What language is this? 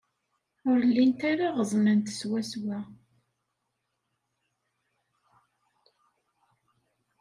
Kabyle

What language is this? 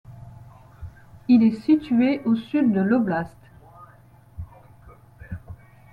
French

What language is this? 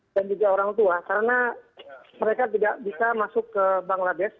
Indonesian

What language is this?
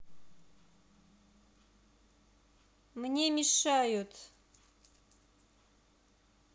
Russian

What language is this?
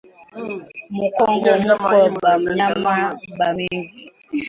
Swahili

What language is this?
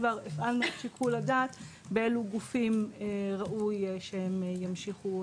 Hebrew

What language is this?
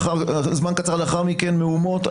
Hebrew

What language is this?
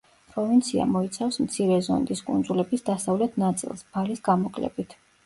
Georgian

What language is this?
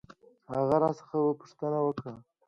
Pashto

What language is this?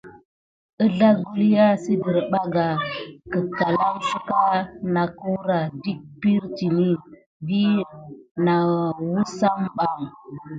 Gidar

